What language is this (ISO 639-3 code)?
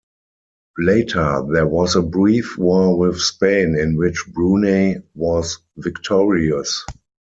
eng